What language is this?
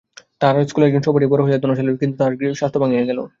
Bangla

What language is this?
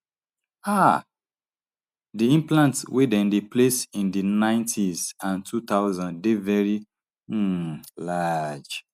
Nigerian Pidgin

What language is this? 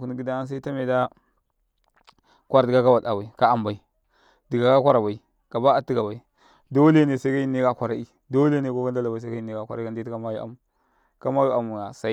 Karekare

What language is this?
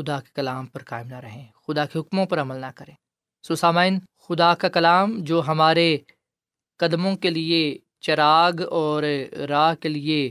Urdu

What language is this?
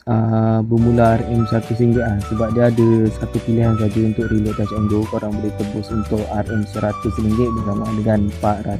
Malay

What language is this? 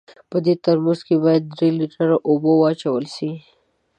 Pashto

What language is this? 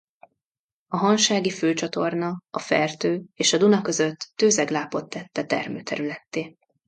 Hungarian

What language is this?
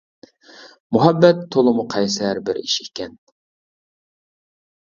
Uyghur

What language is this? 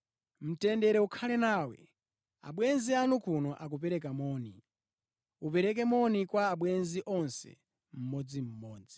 Nyanja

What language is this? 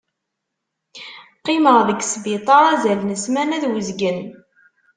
Kabyle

